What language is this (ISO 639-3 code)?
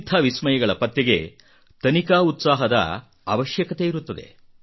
kan